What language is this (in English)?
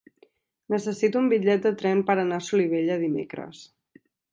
Catalan